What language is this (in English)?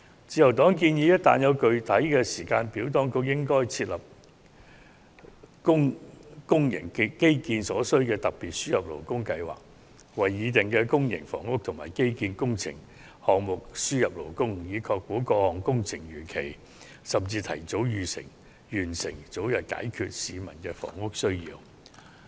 Cantonese